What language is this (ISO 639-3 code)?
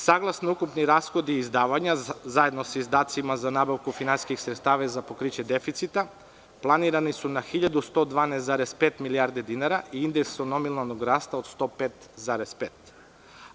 srp